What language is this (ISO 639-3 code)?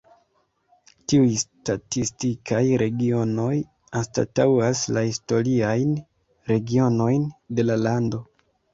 epo